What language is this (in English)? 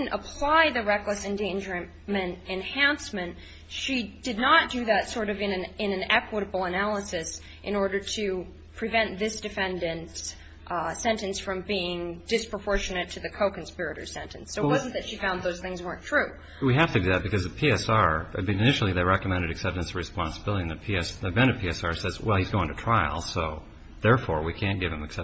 English